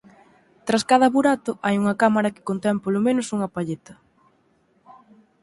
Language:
Galician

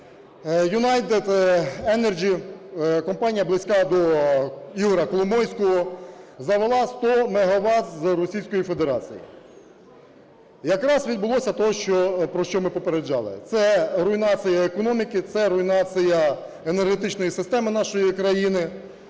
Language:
Ukrainian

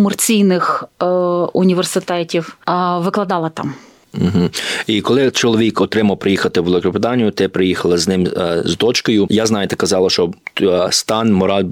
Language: Ukrainian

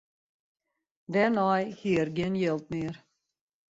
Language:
Western Frisian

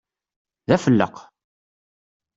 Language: Kabyle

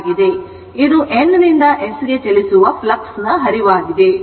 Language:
Kannada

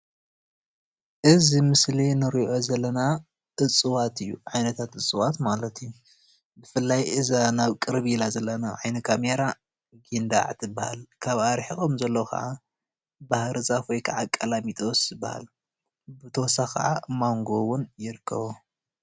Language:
Tigrinya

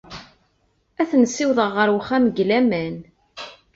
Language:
Kabyle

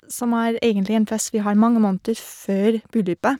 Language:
Norwegian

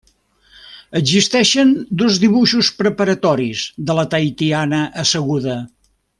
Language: Catalan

